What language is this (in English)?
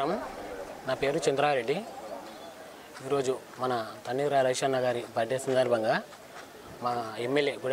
Romanian